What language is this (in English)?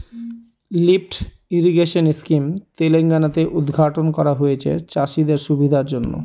Bangla